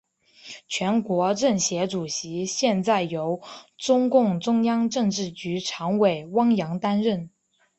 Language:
Chinese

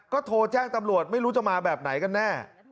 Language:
Thai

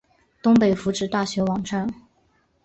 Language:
Chinese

